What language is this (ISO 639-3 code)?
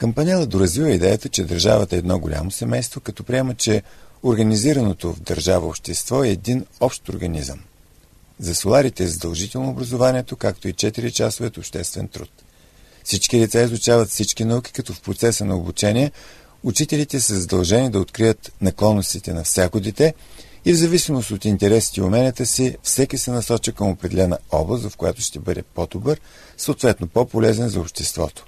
bul